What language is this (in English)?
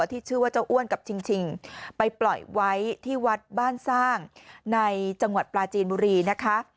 Thai